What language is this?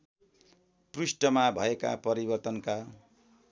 Nepali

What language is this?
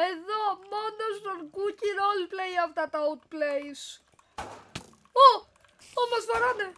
Greek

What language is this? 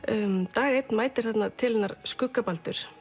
Icelandic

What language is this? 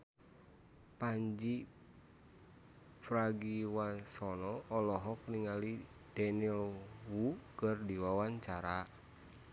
Sundanese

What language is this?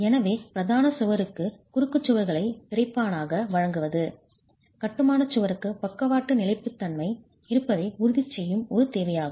Tamil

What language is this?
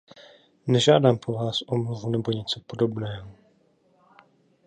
Czech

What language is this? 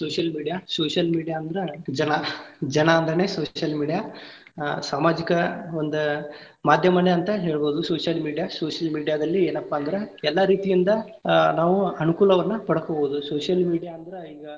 Kannada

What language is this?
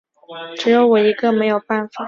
Chinese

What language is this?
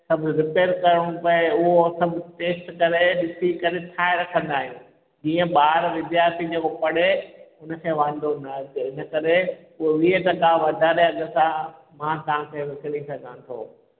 Sindhi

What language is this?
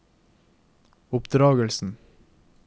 Norwegian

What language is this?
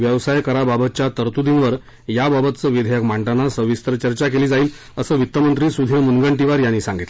Marathi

